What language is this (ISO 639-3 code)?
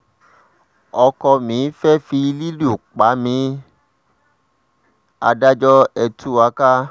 yor